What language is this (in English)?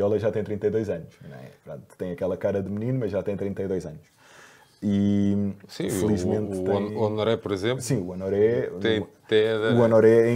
Portuguese